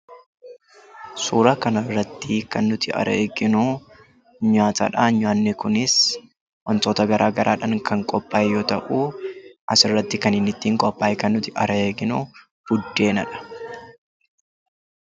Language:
Oromo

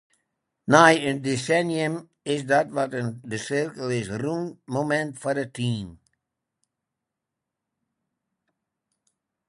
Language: Western Frisian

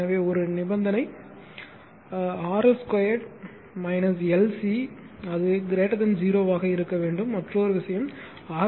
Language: Tamil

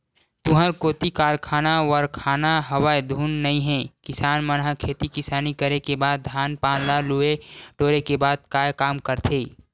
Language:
Chhattisgarhi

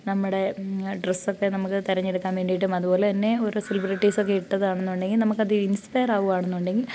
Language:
Malayalam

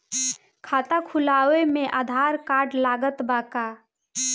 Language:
Bhojpuri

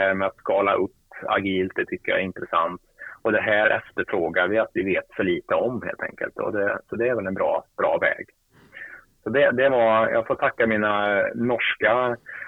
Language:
Swedish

